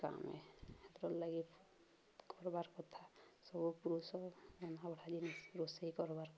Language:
Odia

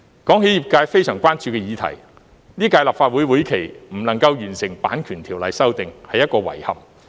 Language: Cantonese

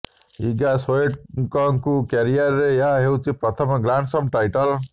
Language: Odia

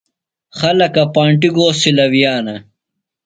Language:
Phalura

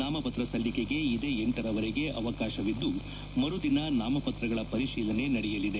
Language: Kannada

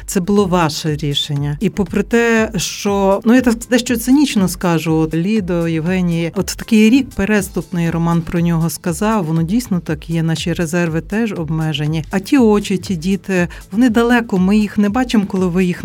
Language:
Ukrainian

